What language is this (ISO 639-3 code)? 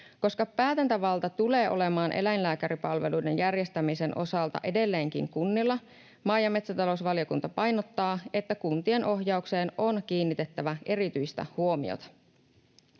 fin